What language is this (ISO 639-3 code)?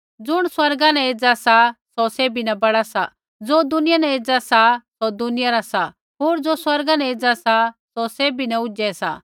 kfx